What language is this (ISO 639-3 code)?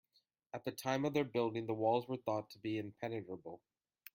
eng